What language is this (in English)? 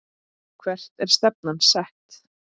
Icelandic